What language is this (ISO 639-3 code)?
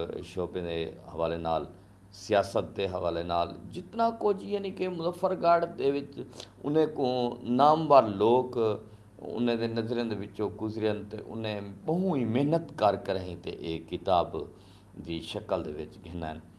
urd